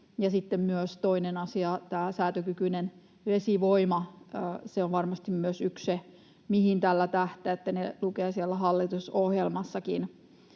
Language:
Finnish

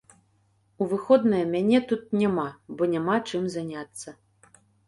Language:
Belarusian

